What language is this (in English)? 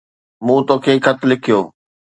Sindhi